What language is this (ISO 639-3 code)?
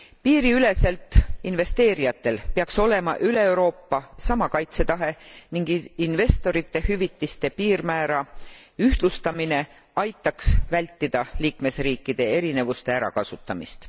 est